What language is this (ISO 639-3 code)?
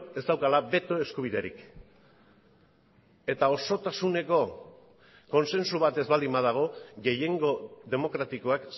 eus